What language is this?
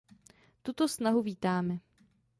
Czech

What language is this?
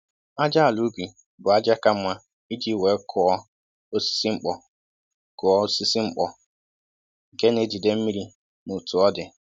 Igbo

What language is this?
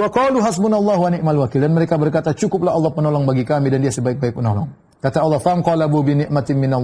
Indonesian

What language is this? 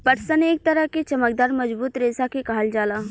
Bhojpuri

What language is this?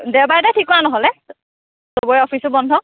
Assamese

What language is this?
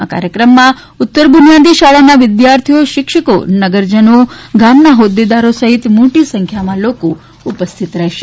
Gujarati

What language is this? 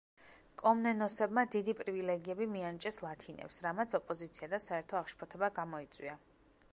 Georgian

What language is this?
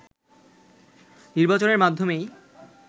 Bangla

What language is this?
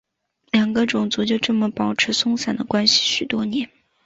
Chinese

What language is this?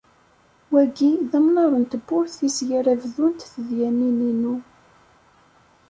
Kabyle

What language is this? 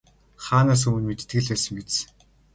Mongolian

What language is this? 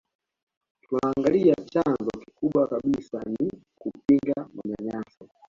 Swahili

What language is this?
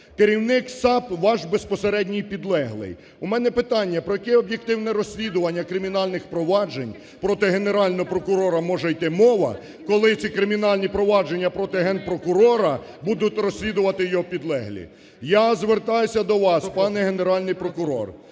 Ukrainian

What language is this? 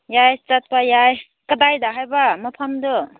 Manipuri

